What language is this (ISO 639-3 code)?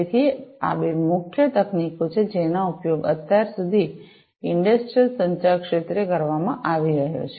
guj